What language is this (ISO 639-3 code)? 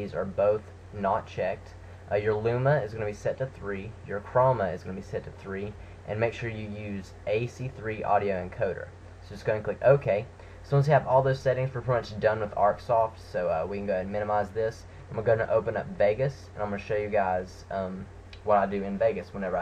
eng